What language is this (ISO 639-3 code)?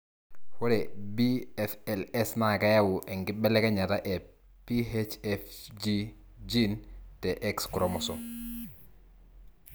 mas